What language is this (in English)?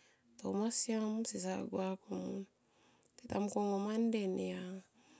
Tomoip